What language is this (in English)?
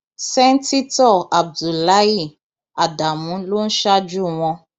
Yoruba